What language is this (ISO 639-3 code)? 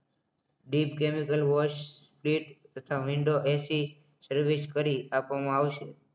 guj